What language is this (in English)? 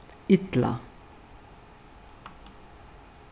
Faroese